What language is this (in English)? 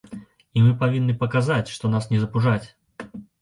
Belarusian